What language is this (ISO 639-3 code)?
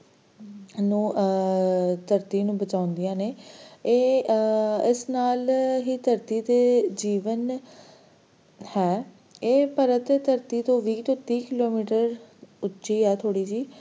pan